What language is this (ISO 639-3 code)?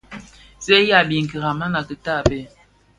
ksf